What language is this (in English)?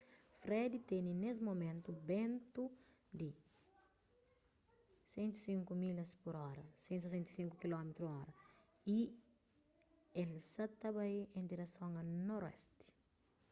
Kabuverdianu